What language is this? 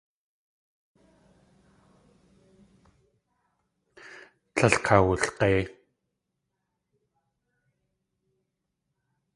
Tlingit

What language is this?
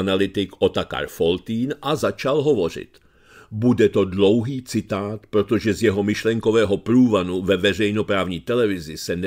Czech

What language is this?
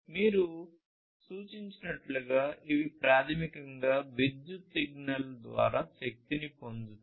Telugu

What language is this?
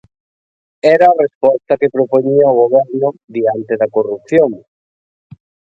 Galician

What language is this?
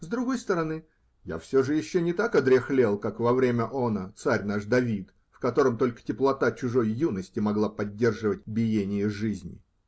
Russian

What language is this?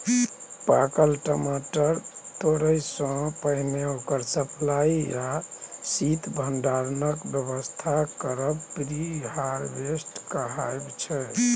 Maithili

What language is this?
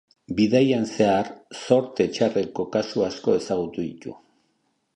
Basque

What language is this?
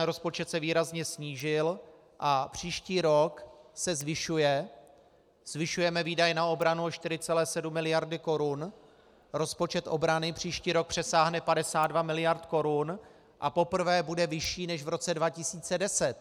Czech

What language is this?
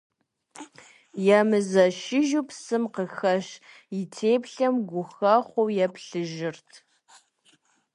Kabardian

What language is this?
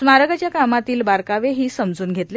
Marathi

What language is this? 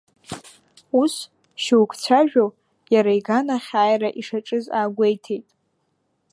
Abkhazian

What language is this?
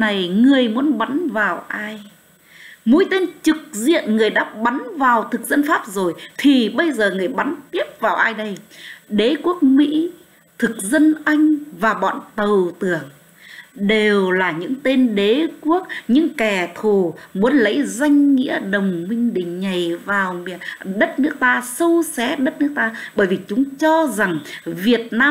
Vietnamese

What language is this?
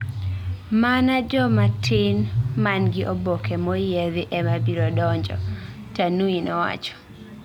Luo (Kenya and Tanzania)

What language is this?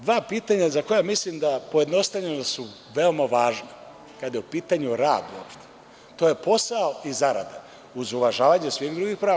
Serbian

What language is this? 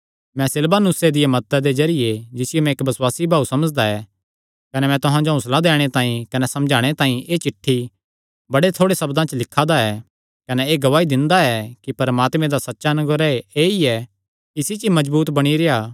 Kangri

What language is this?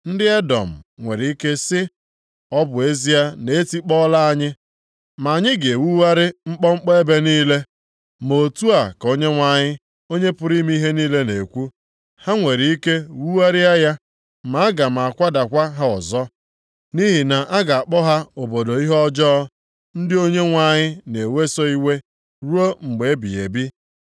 Igbo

